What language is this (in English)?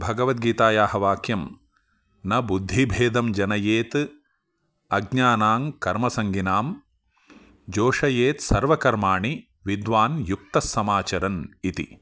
Sanskrit